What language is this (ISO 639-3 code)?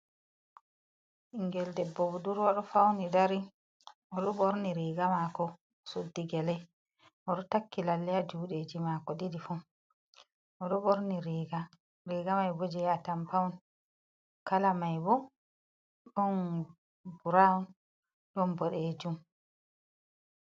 ful